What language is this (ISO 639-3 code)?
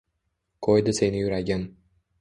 uzb